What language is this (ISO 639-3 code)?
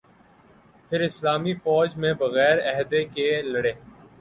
urd